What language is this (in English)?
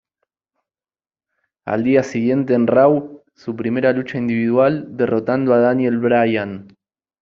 Spanish